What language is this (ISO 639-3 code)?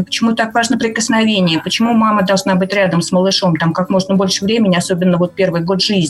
rus